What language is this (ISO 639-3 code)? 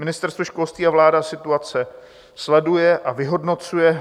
ces